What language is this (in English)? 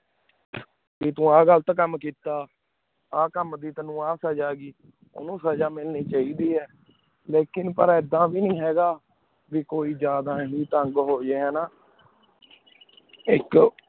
Punjabi